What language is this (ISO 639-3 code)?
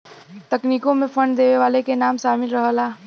bho